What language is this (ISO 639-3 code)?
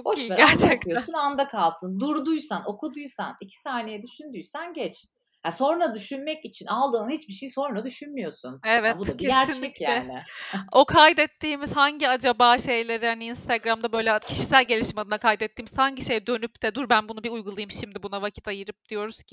tur